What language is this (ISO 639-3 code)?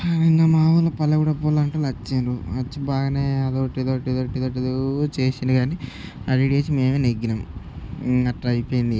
tel